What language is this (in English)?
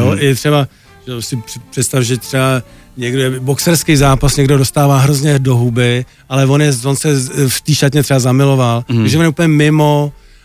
Czech